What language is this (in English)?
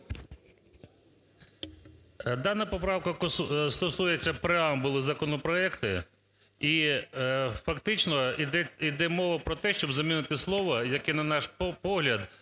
Ukrainian